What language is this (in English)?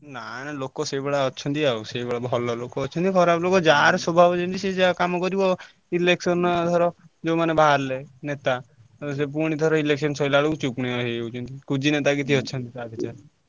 Odia